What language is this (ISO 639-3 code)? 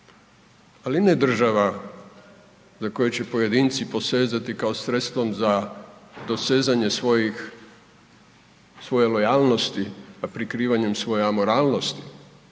hrv